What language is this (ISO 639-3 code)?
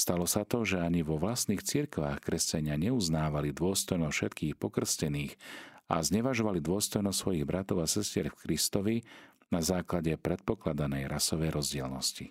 slk